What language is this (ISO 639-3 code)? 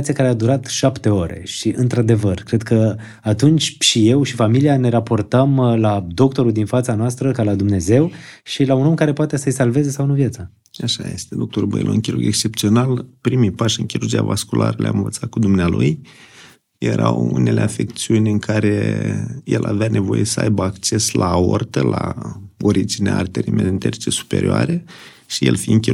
ron